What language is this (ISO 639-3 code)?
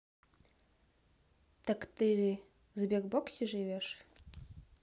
rus